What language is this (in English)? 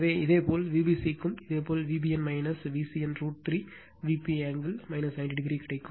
Tamil